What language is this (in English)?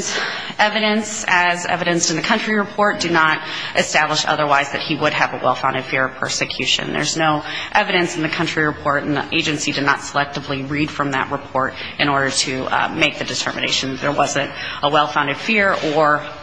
English